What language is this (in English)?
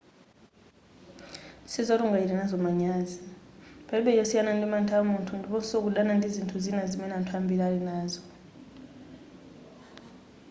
Nyanja